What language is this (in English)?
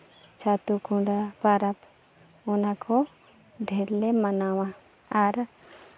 Santali